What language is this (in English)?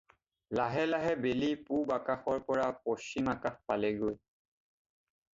Assamese